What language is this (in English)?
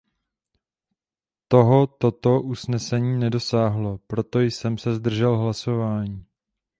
Czech